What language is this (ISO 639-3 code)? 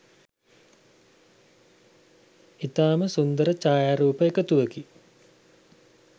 sin